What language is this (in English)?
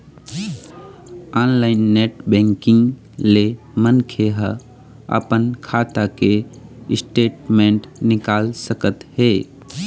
Chhattisgarhi